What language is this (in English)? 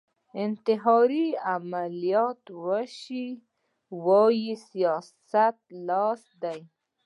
Pashto